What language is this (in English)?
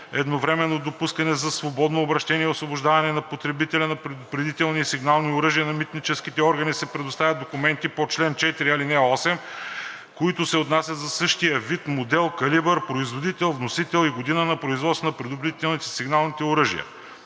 Bulgarian